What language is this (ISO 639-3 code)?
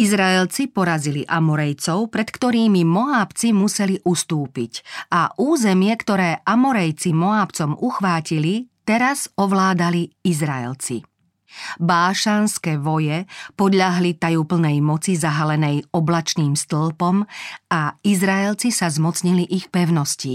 slk